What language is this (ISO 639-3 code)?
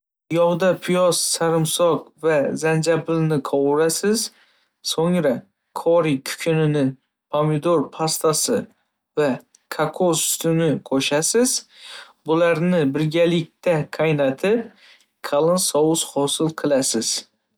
uzb